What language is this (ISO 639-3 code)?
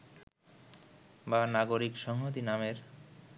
ben